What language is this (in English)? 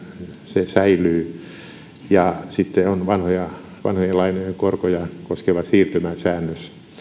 Finnish